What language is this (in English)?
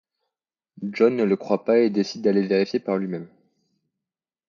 French